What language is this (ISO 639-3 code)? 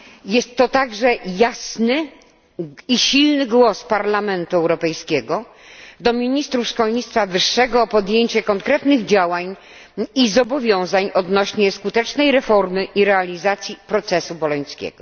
pol